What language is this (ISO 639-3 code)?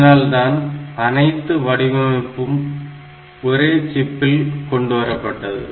tam